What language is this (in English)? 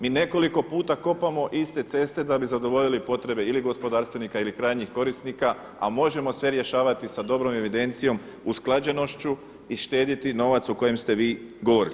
Croatian